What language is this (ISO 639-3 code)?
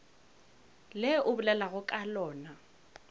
nso